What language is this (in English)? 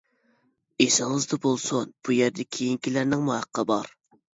Uyghur